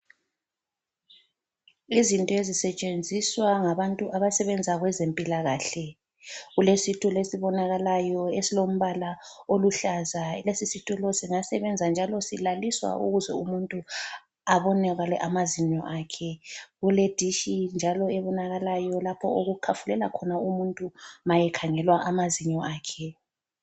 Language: North Ndebele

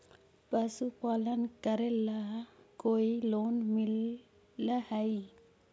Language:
Magahi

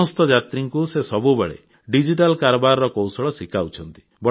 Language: Odia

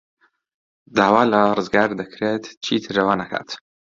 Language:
Central Kurdish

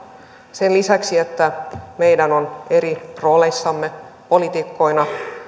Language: Finnish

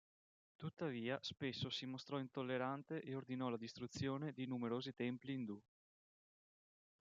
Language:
Italian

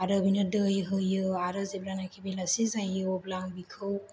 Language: Bodo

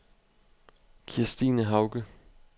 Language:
Danish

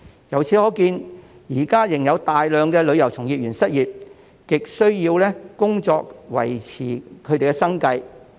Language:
Cantonese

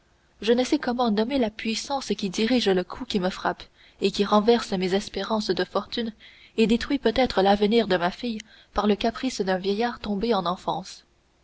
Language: French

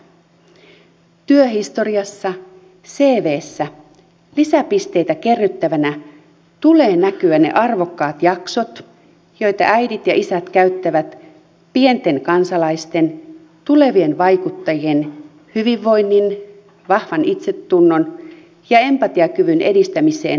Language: Finnish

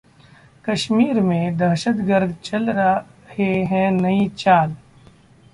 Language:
Hindi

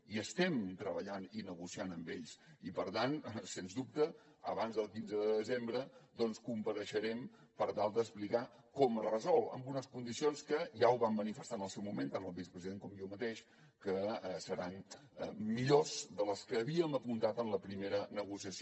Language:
Catalan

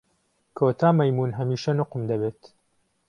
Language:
Central Kurdish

